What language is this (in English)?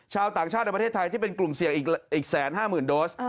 Thai